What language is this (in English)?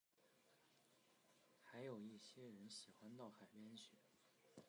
Chinese